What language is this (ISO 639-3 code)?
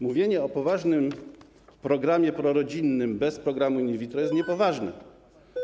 pol